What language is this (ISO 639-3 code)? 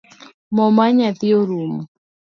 luo